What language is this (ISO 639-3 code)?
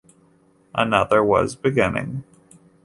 eng